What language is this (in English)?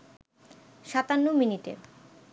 Bangla